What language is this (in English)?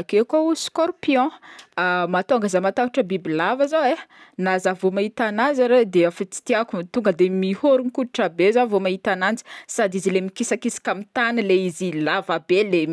Northern Betsimisaraka Malagasy